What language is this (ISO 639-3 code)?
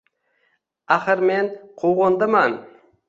uzb